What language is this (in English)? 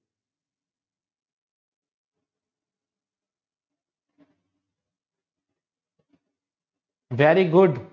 Gujarati